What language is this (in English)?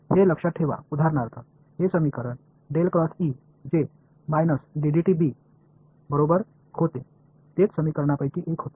Marathi